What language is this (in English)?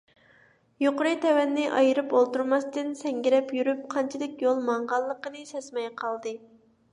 Uyghur